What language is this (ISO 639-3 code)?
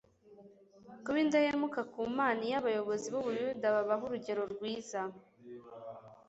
kin